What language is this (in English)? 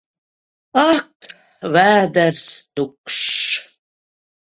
Latvian